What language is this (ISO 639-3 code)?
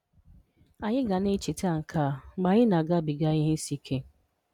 ibo